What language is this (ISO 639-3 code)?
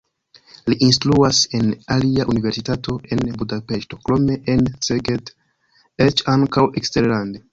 epo